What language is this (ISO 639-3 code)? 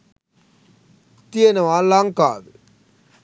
sin